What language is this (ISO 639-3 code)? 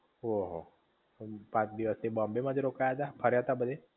guj